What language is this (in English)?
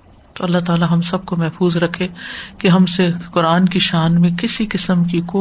Urdu